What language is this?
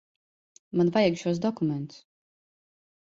Latvian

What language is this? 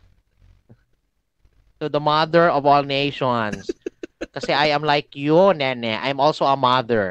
Filipino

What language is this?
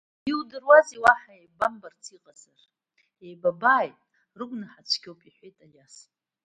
Abkhazian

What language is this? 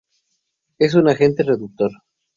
Spanish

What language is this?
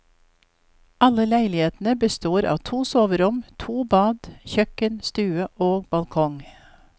Norwegian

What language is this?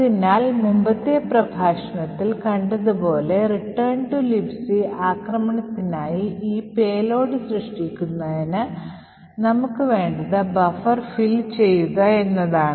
Malayalam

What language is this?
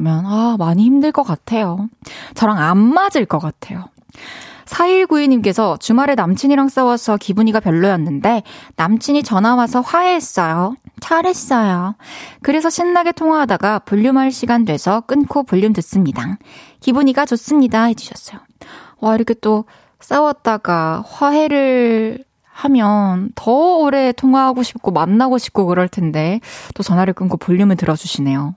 Korean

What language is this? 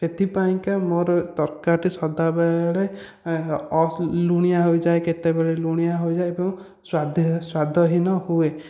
Odia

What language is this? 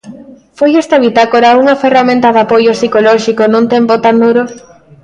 Galician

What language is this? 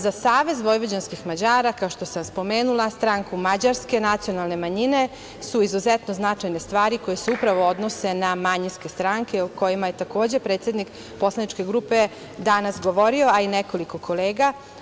Serbian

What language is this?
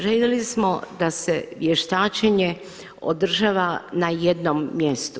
Croatian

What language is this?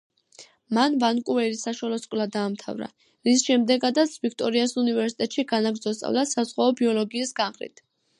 Georgian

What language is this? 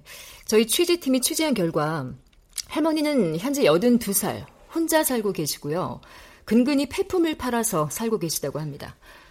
Korean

